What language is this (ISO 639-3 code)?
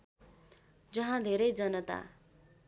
nep